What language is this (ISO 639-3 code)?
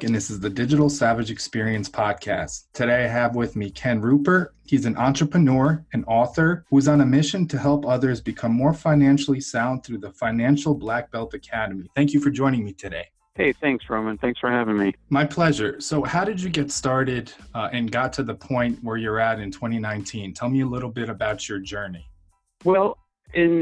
eng